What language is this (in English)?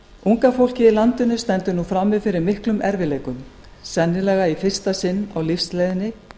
Icelandic